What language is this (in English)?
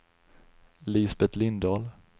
Swedish